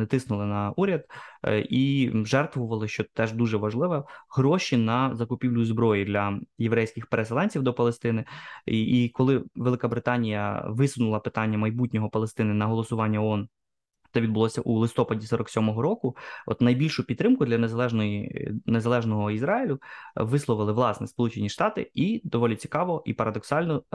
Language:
Ukrainian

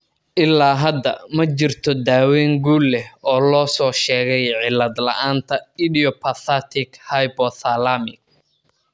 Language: Somali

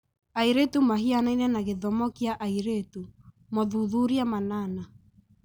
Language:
Kikuyu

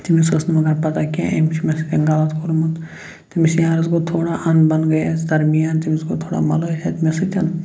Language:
Kashmiri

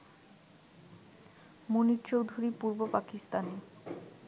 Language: Bangla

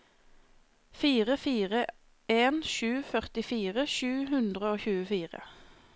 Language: Norwegian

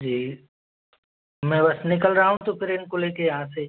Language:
Hindi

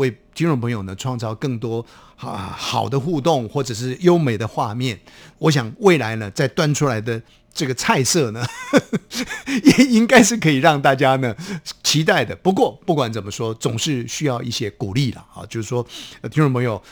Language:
Chinese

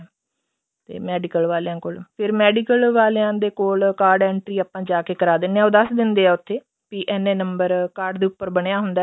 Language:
Punjabi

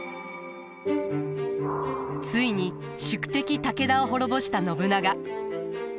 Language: Japanese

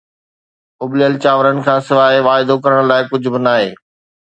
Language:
Sindhi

